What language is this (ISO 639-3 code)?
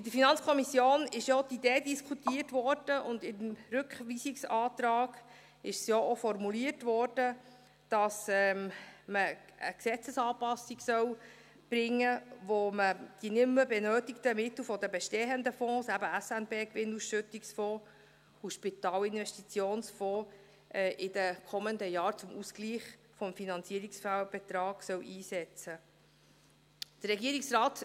gsw